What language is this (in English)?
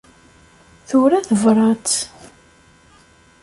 Kabyle